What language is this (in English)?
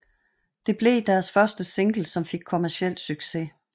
Danish